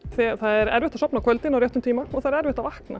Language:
Icelandic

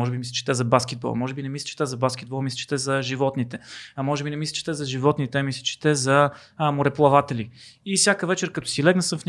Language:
Bulgarian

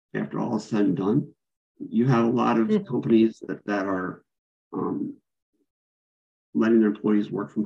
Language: English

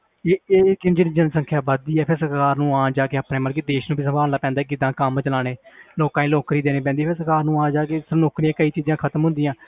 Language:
Punjabi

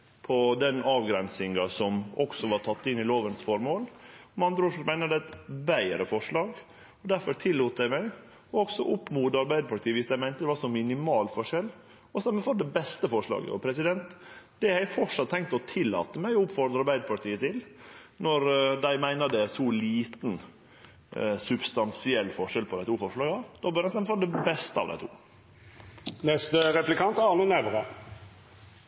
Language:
Norwegian Nynorsk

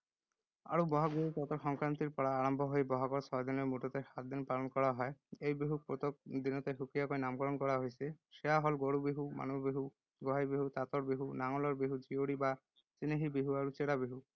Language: Assamese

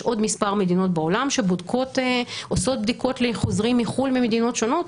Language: Hebrew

